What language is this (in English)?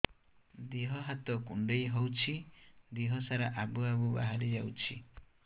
Odia